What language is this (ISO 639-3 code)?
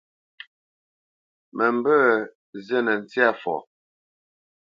bce